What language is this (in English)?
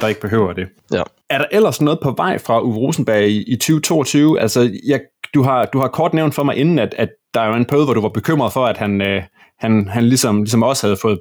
Danish